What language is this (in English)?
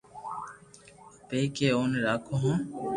Loarki